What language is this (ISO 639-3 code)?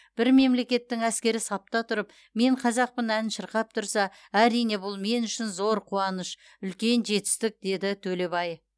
kaz